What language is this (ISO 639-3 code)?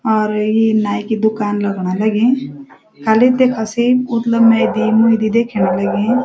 gbm